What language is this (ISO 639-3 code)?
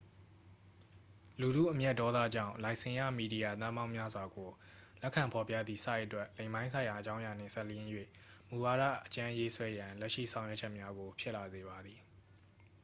mya